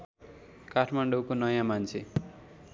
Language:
Nepali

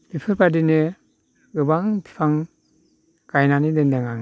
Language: Bodo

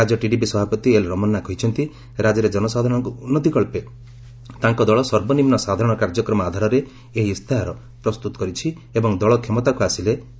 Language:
Odia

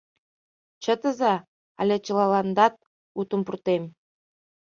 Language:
Mari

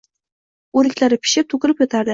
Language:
Uzbek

